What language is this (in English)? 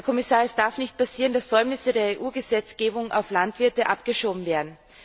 German